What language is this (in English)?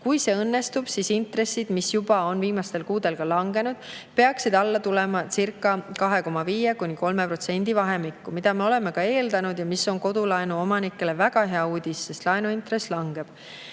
Estonian